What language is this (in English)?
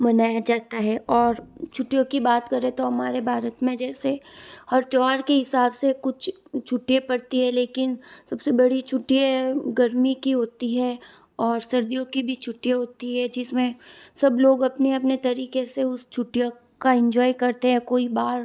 Hindi